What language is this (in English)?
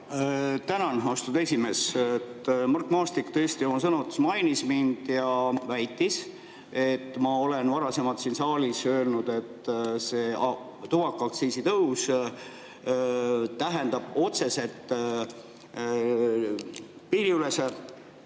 Estonian